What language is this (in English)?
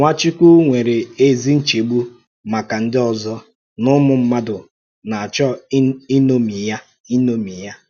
Igbo